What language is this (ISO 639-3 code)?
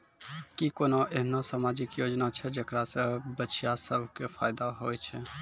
mai